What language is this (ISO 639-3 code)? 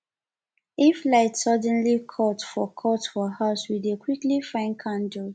pcm